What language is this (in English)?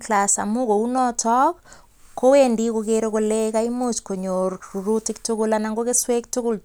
Kalenjin